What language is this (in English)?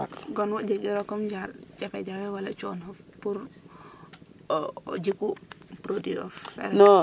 Serer